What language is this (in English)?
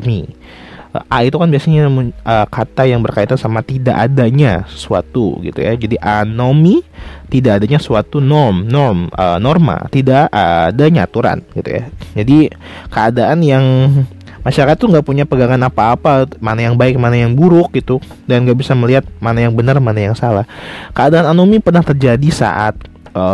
Indonesian